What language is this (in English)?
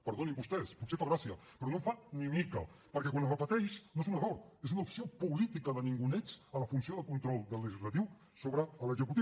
Catalan